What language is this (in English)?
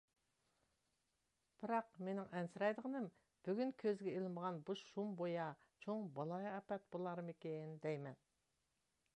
Uyghur